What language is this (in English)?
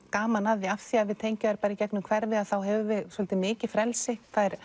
Icelandic